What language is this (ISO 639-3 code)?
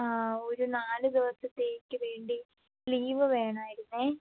mal